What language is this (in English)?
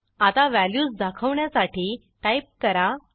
Marathi